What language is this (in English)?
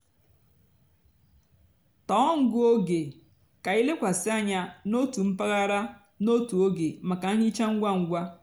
Igbo